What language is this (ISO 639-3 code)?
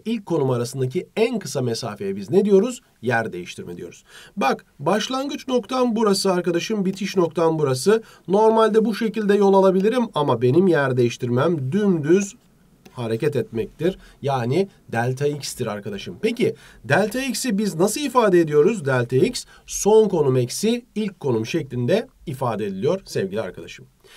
tur